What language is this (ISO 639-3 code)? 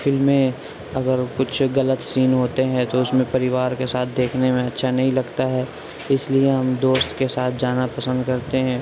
urd